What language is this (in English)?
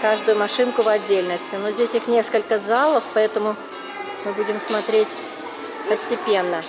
Russian